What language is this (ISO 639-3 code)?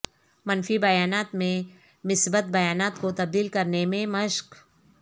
urd